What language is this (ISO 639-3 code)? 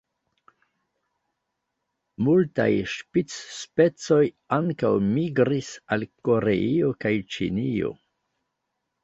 epo